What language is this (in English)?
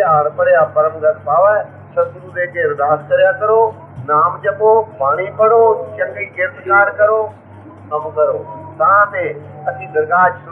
Punjabi